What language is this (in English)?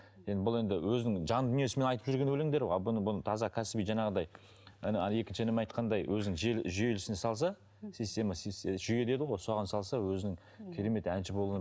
Kazakh